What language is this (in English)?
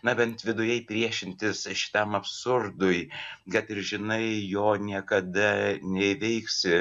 Lithuanian